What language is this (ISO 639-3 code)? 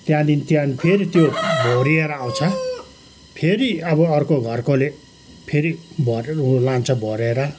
nep